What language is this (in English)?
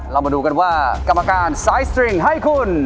Thai